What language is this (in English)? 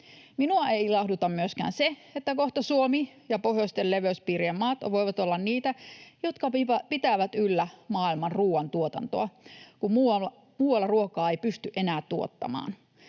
Finnish